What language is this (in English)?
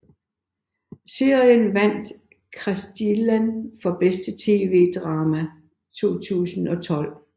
Danish